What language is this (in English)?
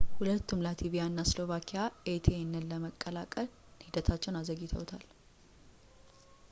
Amharic